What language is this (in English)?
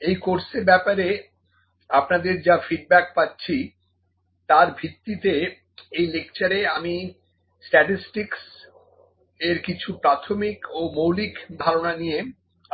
Bangla